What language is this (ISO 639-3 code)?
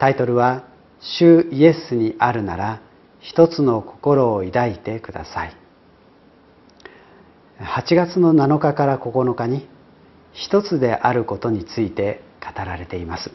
jpn